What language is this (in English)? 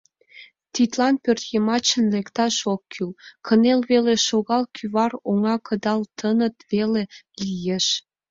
Mari